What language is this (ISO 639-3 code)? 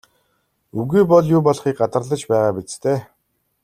mon